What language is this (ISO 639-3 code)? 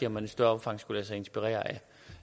dan